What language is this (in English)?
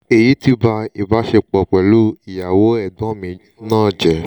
Yoruba